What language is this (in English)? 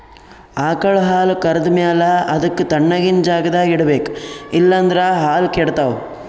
Kannada